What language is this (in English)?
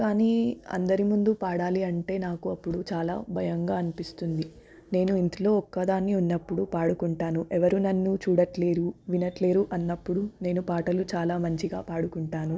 Telugu